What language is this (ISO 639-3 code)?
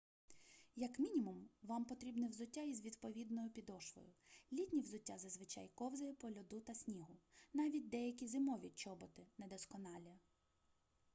ukr